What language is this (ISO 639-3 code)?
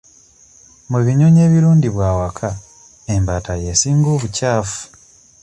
lug